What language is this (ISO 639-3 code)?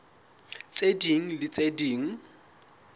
sot